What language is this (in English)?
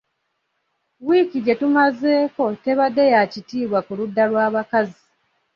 Ganda